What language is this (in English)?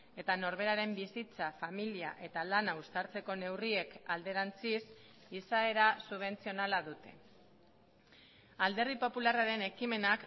Basque